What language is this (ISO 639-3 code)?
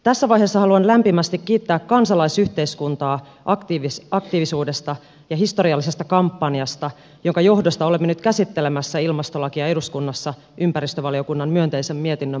fin